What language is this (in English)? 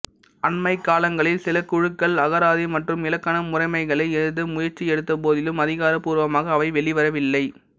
Tamil